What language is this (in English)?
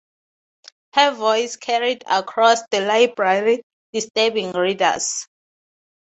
English